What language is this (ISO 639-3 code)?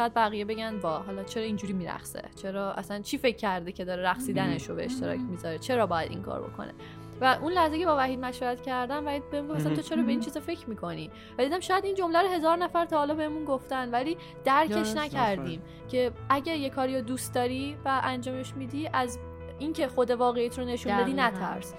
fas